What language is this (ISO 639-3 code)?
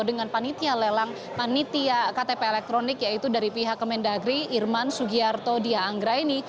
ind